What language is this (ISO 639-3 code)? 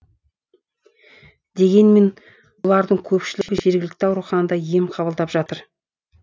kaz